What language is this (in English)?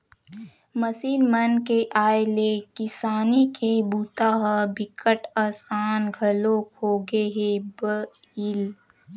Chhattisgarhi